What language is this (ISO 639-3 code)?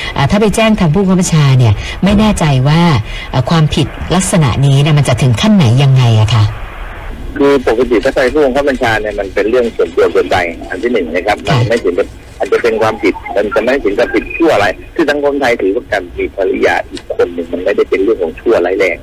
tha